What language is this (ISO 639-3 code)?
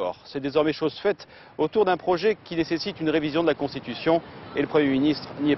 fra